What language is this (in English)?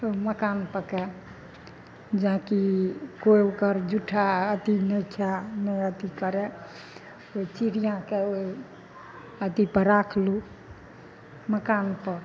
Maithili